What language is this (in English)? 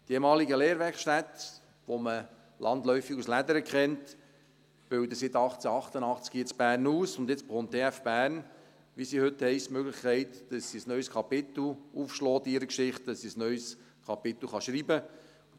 Swiss German